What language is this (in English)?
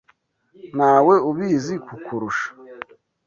Kinyarwanda